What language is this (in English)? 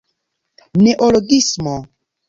Esperanto